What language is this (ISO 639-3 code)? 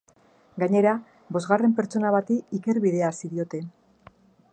eus